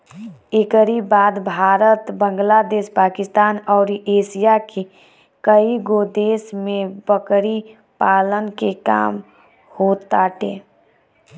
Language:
Bhojpuri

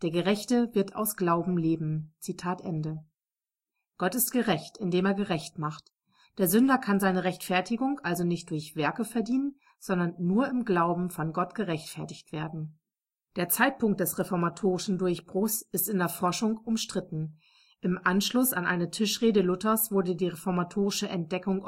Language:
German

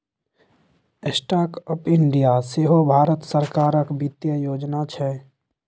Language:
Maithili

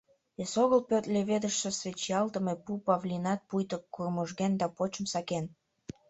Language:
Mari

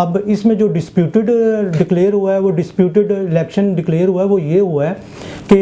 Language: Urdu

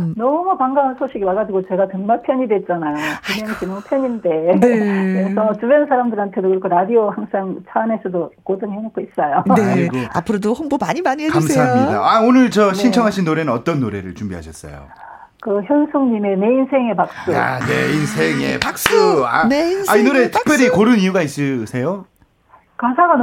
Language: Korean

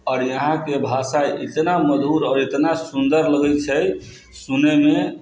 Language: Maithili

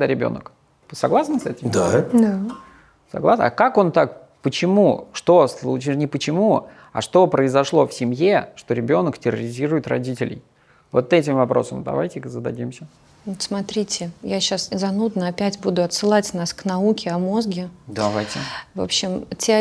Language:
Russian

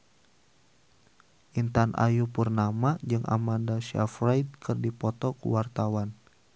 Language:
Sundanese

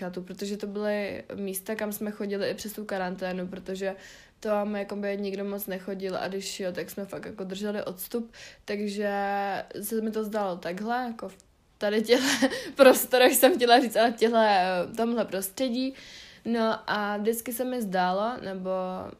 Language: Czech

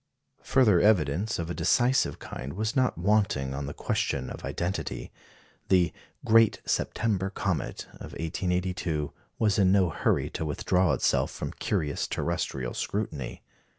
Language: English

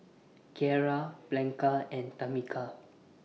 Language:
English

